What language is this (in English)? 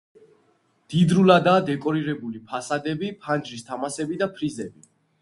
Georgian